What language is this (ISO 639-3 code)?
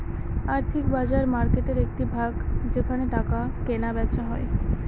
ben